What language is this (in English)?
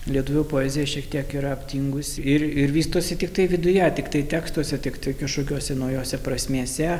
Lithuanian